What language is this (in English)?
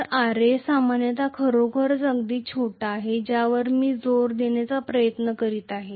Marathi